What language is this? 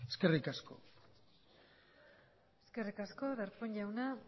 Basque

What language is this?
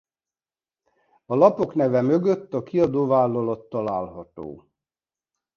Hungarian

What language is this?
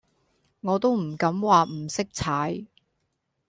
Cantonese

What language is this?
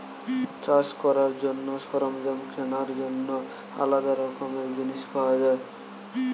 Bangla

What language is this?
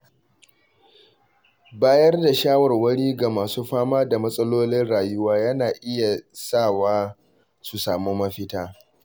Hausa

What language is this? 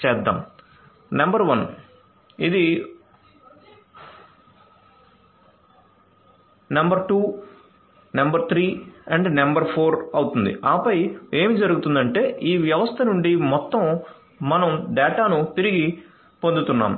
Telugu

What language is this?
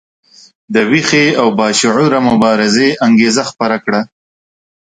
Pashto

